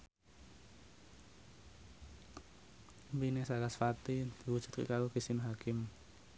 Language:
Javanese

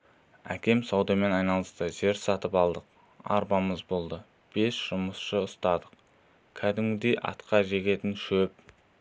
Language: Kazakh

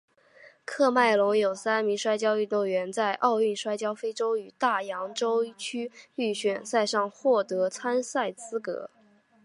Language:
Chinese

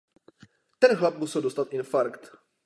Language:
Czech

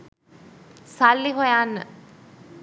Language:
Sinhala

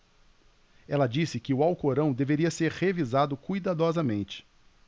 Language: Portuguese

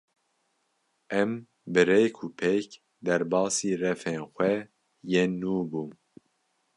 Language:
Kurdish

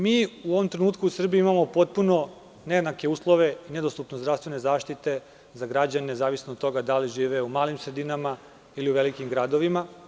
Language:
Serbian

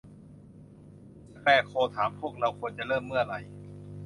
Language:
Thai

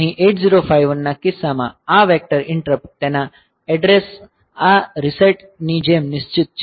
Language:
Gujarati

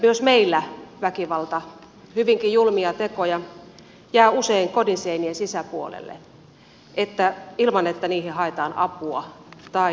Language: Finnish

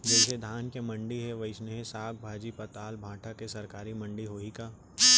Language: Chhattisgarhi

